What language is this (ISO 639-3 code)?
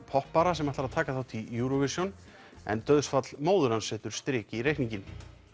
isl